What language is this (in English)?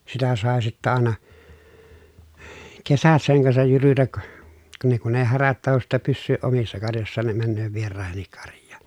Finnish